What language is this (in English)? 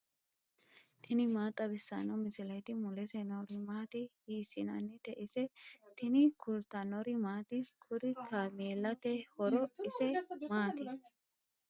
Sidamo